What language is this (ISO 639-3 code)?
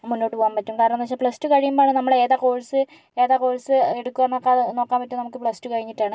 mal